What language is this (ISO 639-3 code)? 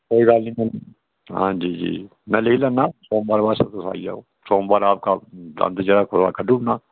doi